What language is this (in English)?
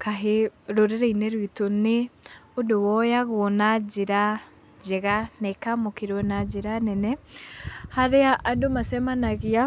Kikuyu